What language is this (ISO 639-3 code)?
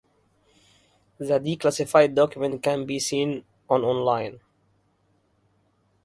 eng